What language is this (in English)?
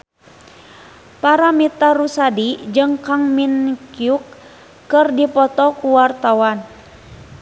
Sundanese